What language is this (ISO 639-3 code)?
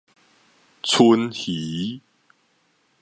nan